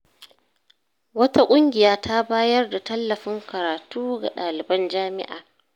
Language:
Hausa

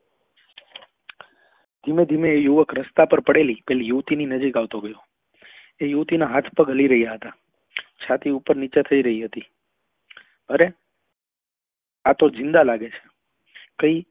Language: Gujarati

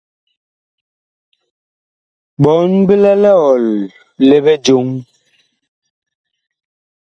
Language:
Bakoko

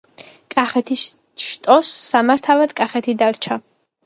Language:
Georgian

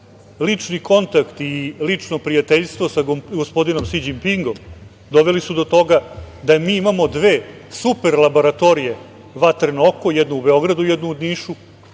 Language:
Serbian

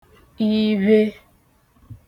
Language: Igbo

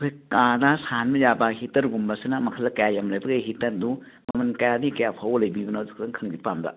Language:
Manipuri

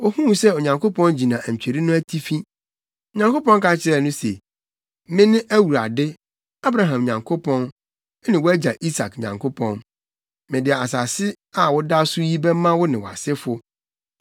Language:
Akan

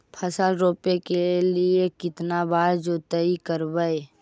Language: Magahi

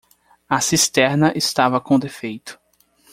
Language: Portuguese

